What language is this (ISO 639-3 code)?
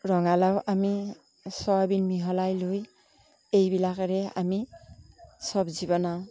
asm